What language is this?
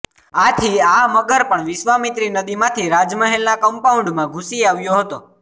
Gujarati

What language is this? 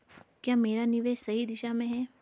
Hindi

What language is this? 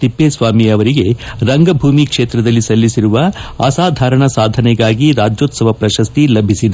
Kannada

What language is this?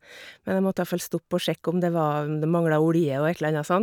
Norwegian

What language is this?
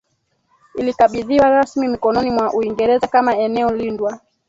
Swahili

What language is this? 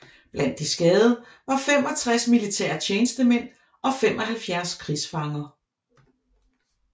Danish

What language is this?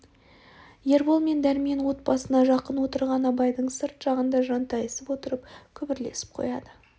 Kazakh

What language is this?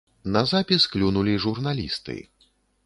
Belarusian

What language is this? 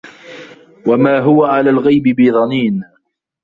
Arabic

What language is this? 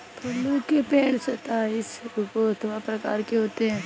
Hindi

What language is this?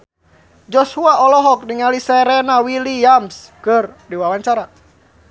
Sundanese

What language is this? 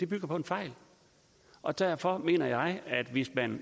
Danish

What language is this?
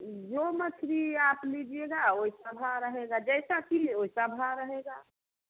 Hindi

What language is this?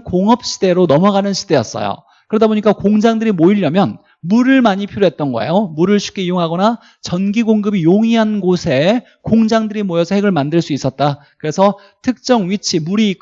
Korean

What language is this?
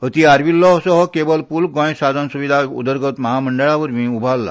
Konkani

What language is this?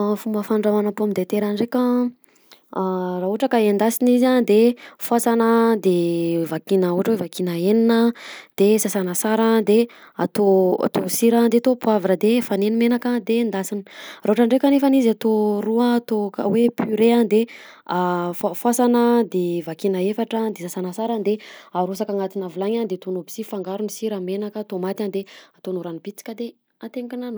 Southern Betsimisaraka Malagasy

